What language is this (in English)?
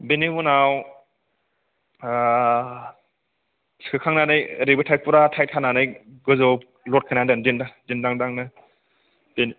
Bodo